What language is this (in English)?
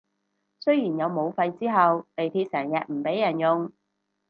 Cantonese